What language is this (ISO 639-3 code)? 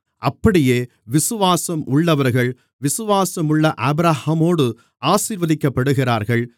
tam